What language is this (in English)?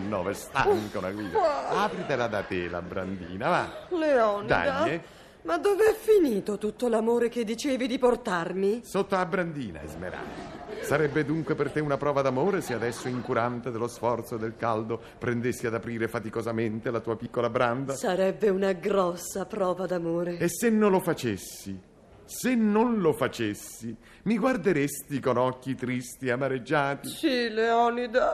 Italian